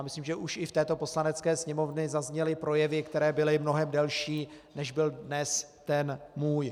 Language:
Czech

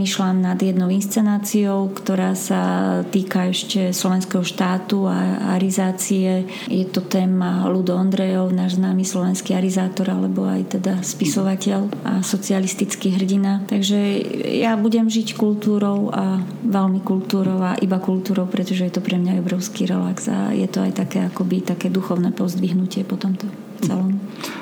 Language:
Slovak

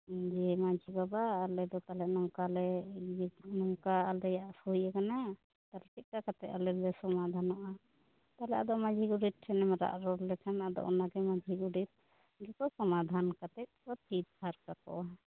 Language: Santali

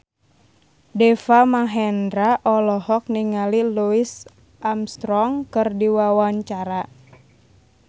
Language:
Sundanese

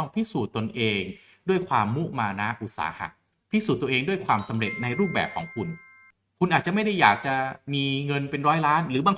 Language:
Thai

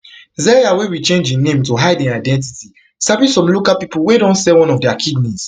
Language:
Nigerian Pidgin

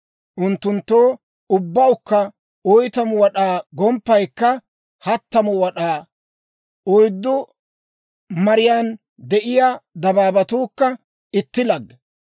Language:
Dawro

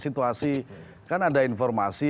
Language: Indonesian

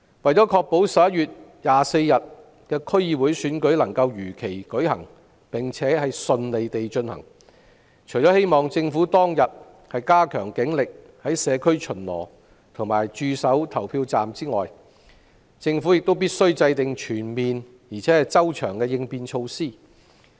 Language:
Cantonese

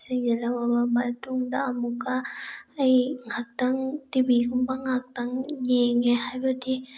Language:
Manipuri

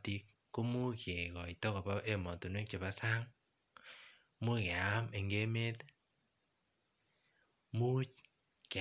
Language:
Kalenjin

